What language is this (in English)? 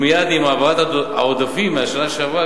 Hebrew